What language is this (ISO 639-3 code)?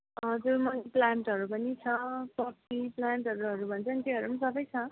nep